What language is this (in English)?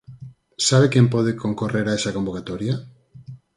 Galician